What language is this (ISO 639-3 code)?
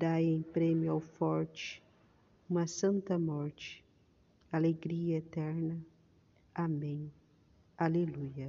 por